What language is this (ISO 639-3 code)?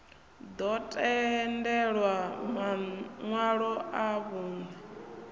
ven